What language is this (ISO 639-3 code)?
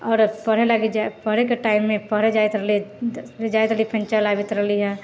mai